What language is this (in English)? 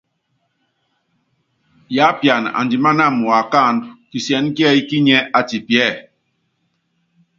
Yangben